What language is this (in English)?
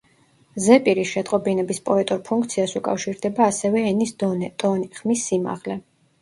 Georgian